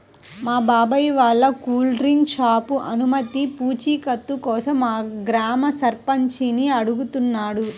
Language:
Telugu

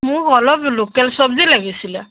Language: Assamese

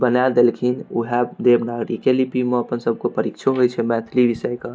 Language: Maithili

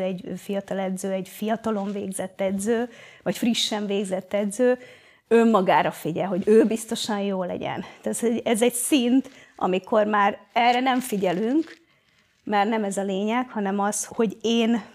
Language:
Hungarian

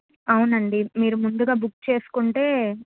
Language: Telugu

